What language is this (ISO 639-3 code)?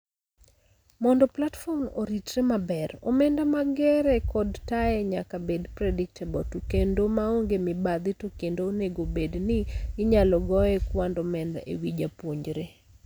luo